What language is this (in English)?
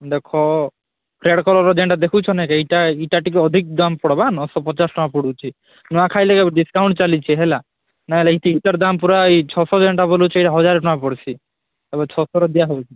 Odia